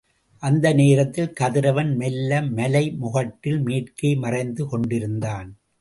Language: Tamil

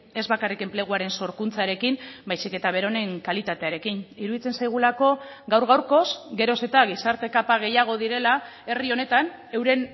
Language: Basque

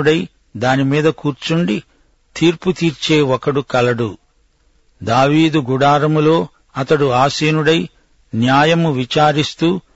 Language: Telugu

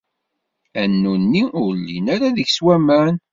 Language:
Kabyle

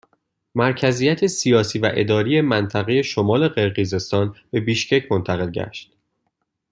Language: Persian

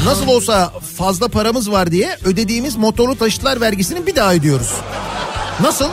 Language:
Turkish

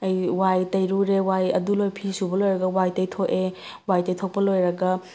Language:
Manipuri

